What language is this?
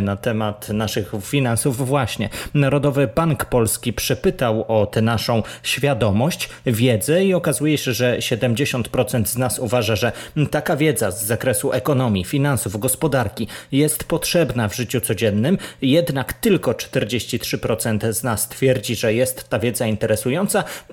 Polish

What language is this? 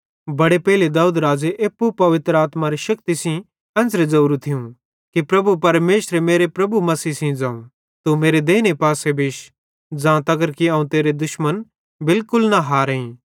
Bhadrawahi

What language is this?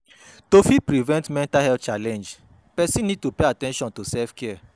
Nigerian Pidgin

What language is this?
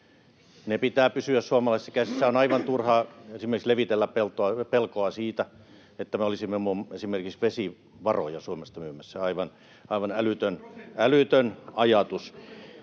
Finnish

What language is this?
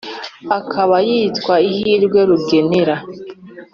Kinyarwanda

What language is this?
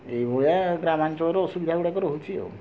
Odia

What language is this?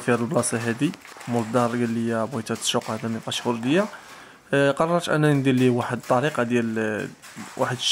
Arabic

